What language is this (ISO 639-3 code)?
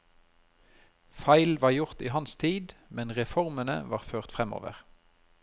nor